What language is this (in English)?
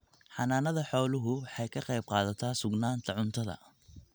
Somali